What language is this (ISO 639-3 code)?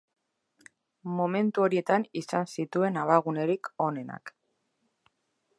eus